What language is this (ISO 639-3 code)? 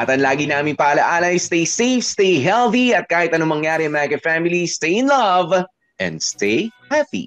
fil